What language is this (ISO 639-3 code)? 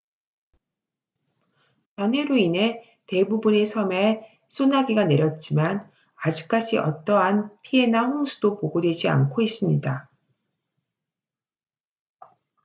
kor